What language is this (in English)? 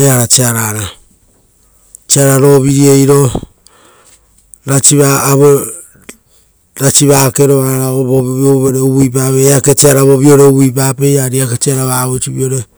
Rotokas